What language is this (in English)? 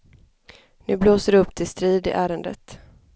Swedish